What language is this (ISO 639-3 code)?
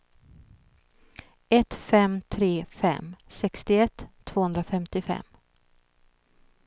swe